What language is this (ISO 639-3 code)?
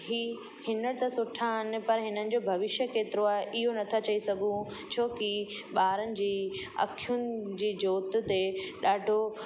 snd